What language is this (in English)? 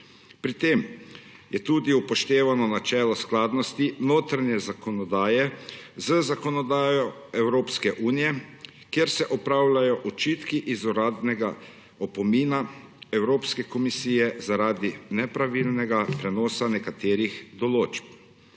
Slovenian